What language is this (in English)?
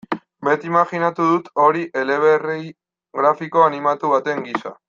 Basque